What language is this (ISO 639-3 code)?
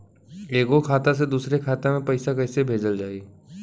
bho